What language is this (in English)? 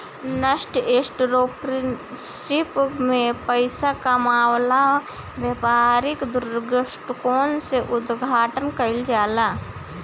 Bhojpuri